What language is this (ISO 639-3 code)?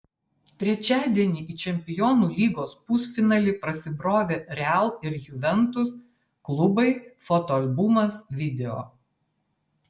lit